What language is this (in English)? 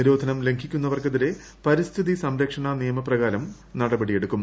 Malayalam